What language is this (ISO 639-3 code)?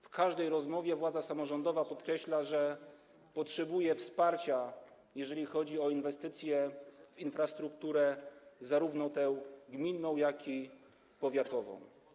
pol